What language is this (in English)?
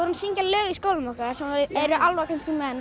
Icelandic